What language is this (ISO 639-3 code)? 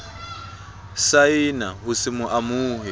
sot